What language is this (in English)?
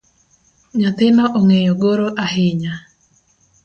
Luo (Kenya and Tanzania)